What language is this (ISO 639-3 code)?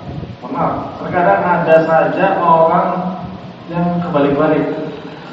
ind